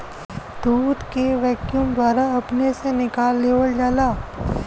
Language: Bhojpuri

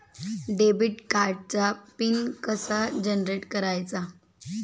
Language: Marathi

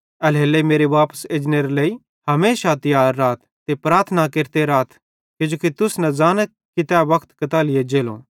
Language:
Bhadrawahi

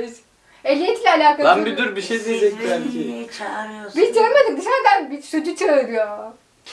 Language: Turkish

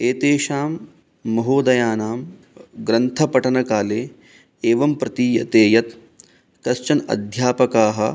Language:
Sanskrit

